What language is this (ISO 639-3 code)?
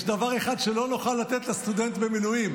heb